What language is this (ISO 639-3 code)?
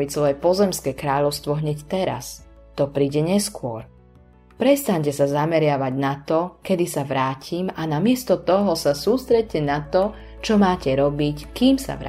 slk